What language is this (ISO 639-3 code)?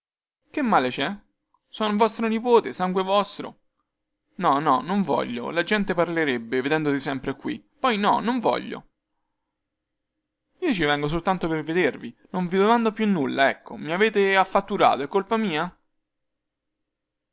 ita